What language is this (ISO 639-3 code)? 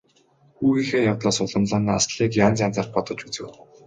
mon